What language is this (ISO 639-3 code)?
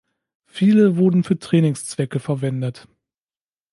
deu